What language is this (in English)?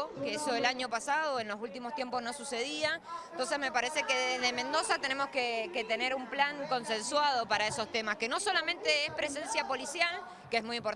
Spanish